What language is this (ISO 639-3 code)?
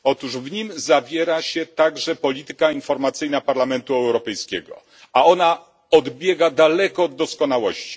pol